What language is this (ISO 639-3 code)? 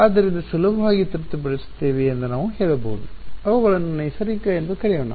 kan